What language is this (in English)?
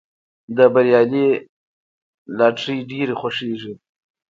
Pashto